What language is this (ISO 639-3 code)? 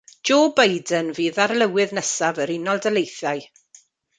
cym